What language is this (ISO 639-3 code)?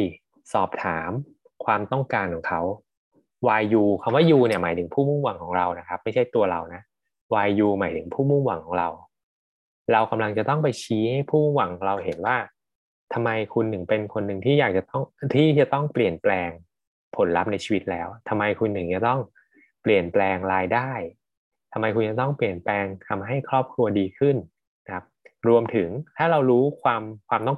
tha